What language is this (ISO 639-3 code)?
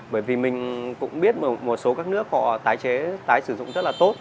vie